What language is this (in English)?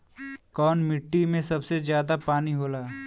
Bhojpuri